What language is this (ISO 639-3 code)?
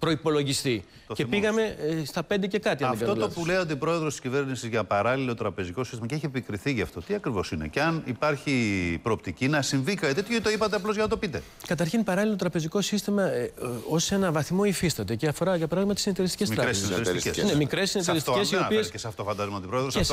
ell